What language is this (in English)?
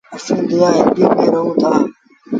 Sindhi Bhil